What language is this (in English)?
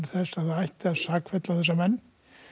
Icelandic